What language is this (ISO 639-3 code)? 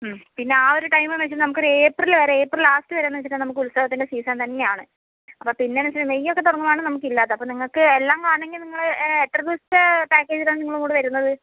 mal